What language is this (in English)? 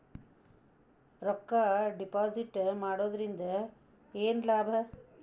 Kannada